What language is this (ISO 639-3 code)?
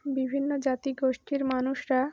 ben